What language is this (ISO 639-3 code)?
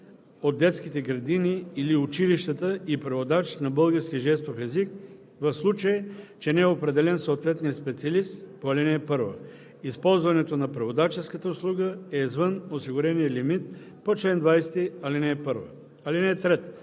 bul